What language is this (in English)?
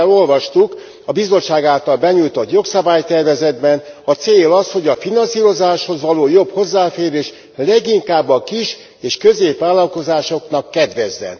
Hungarian